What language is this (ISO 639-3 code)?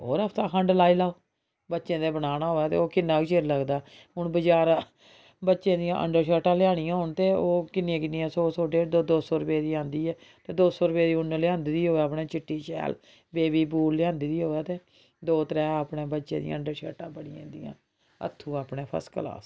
doi